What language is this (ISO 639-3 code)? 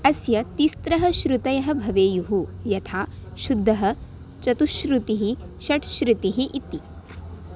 san